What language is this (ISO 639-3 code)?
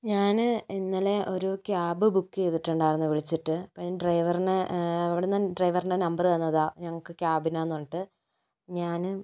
mal